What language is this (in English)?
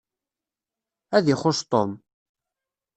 Kabyle